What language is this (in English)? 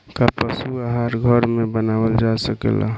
Bhojpuri